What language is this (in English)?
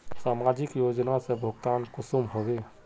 Magahi